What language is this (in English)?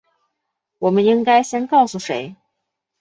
Chinese